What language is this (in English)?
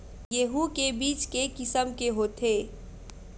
Chhattisgarhi